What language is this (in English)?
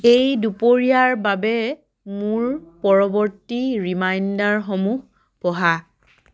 Assamese